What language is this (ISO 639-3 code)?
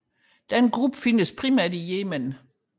dan